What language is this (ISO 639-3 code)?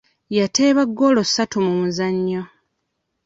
lug